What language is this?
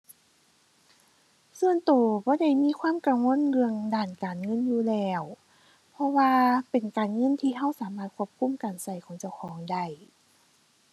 Thai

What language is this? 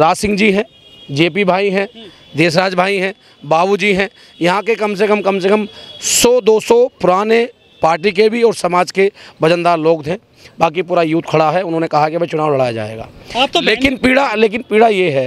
Hindi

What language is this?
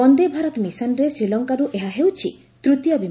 Odia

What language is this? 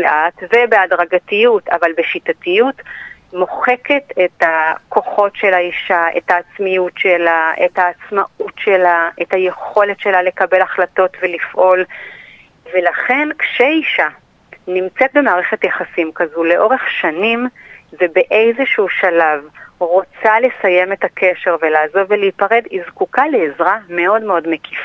Hebrew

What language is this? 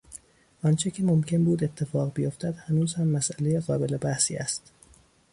Persian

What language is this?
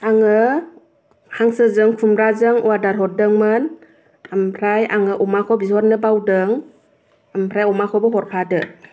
Bodo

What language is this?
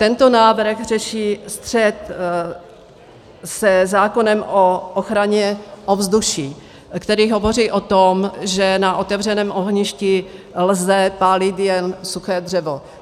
Czech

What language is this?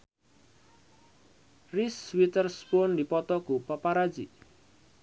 Sundanese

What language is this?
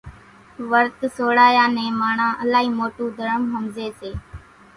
Kachi Koli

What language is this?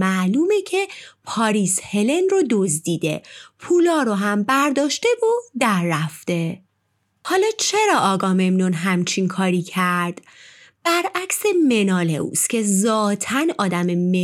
Persian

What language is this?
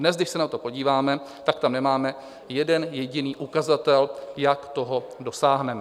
Czech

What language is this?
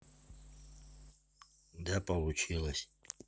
Russian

